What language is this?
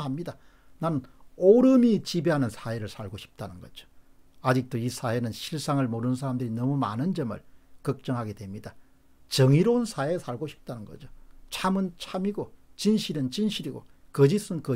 Korean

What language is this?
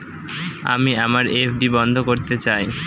Bangla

